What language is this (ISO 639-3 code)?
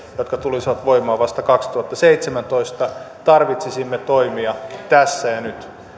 fin